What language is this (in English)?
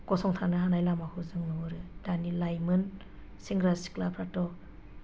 Bodo